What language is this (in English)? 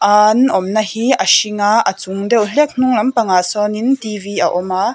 Mizo